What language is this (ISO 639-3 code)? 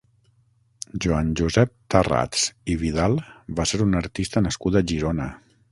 cat